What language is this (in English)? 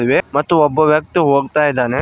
Kannada